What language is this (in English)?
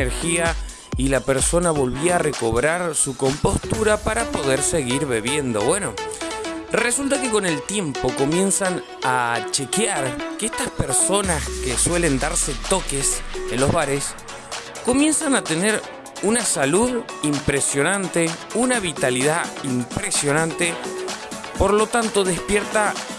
Spanish